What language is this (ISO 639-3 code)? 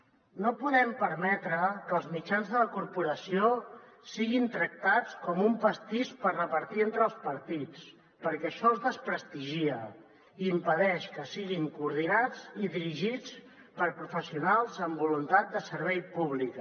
cat